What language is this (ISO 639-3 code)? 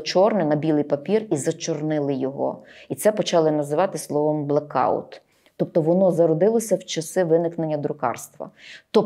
ukr